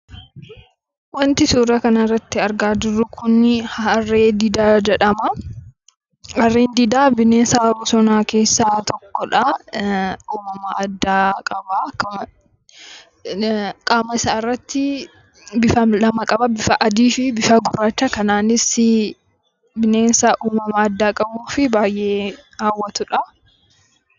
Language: Oromo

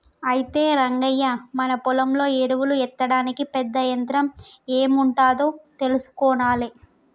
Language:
Telugu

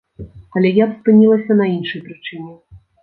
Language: Belarusian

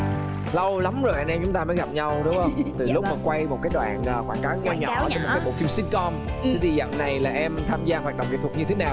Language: Vietnamese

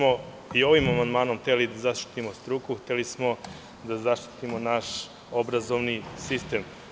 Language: Serbian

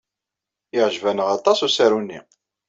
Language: Kabyle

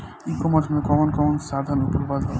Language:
Bhojpuri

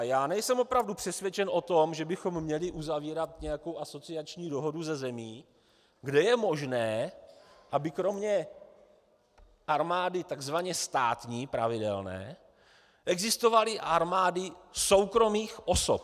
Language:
Czech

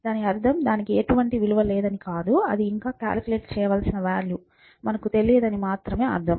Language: Telugu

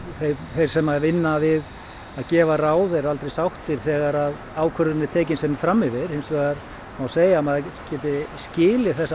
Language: Icelandic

